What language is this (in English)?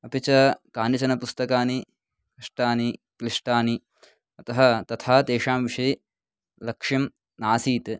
Sanskrit